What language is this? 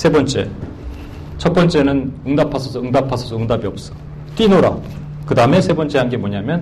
Korean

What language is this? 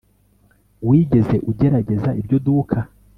Kinyarwanda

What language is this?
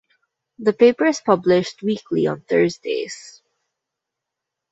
English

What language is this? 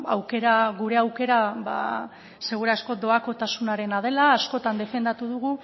Basque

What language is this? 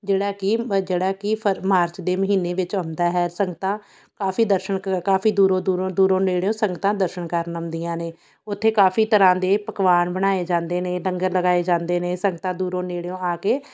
Punjabi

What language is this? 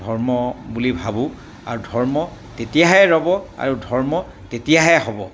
Assamese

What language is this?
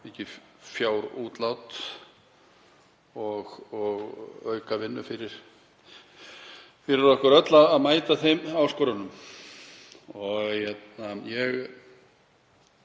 Icelandic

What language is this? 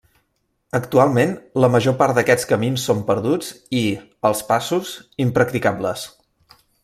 Catalan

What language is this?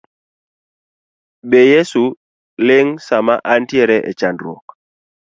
Luo (Kenya and Tanzania)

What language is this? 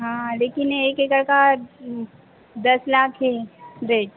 Hindi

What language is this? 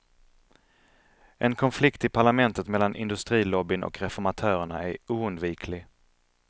Swedish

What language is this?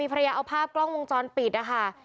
Thai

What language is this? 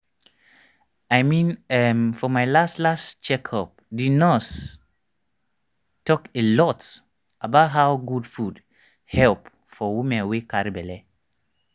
Nigerian Pidgin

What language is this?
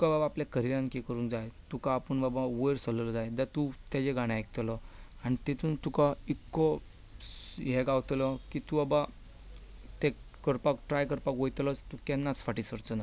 Konkani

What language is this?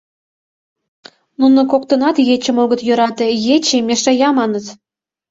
Mari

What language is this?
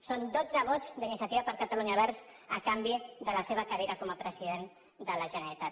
Catalan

